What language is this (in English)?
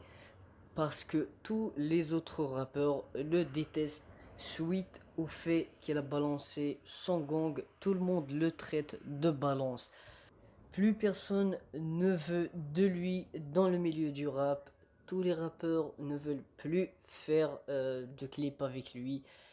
French